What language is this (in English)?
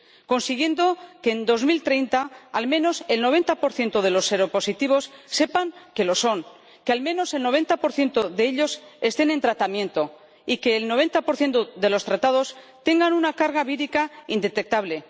Spanish